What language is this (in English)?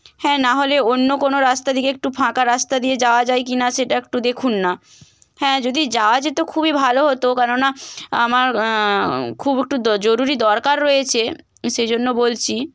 Bangla